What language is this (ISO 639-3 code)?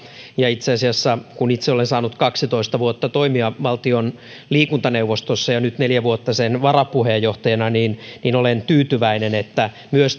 fin